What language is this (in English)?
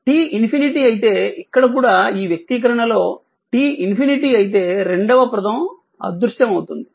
Telugu